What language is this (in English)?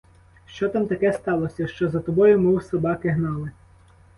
Ukrainian